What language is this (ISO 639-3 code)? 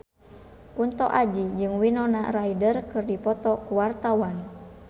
sun